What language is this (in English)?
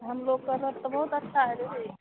Hindi